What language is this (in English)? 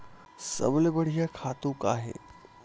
Chhattisgarhi